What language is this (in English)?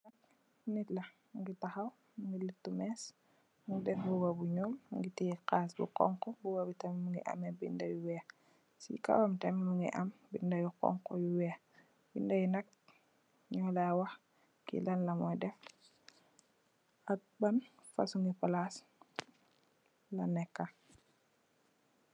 Wolof